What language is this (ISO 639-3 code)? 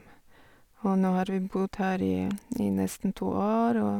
nor